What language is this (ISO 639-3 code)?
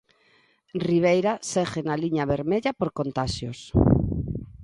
glg